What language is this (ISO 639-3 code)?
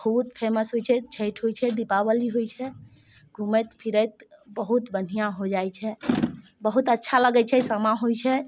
mai